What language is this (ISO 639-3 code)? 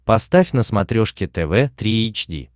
rus